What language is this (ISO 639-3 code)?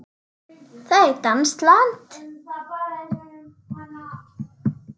isl